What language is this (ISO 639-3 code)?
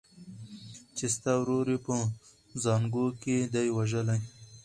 pus